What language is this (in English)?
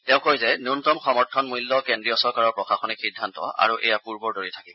Assamese